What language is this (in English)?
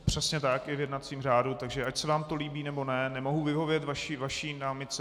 Czech